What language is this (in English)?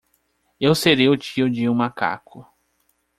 Portuguese